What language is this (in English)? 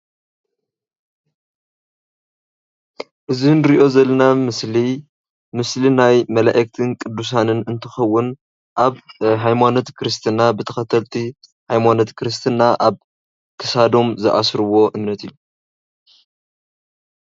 Tigrinya